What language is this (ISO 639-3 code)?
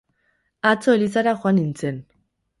eus